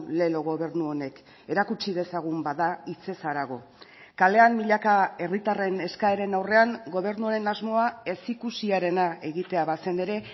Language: Basque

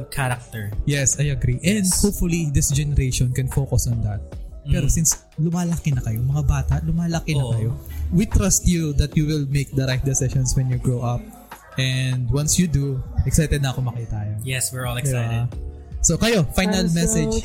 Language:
Filipino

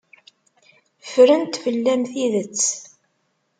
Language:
Kabyle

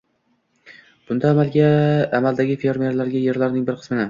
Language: Uzbek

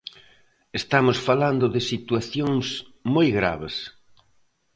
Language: Galician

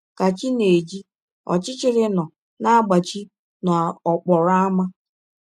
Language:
Igbo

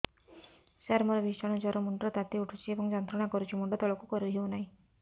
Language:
Odia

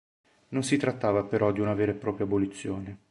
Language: Italian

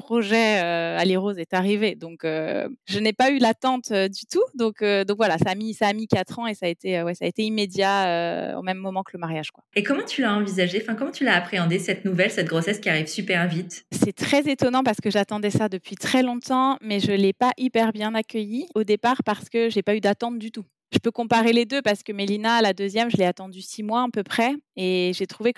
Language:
French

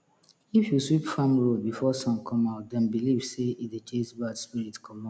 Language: Nigerian Pidgin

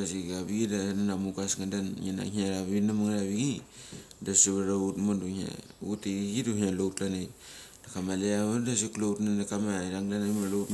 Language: Mali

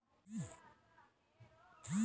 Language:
Magahi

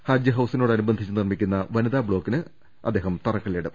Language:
Malayalam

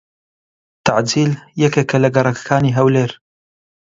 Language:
Central Kurdish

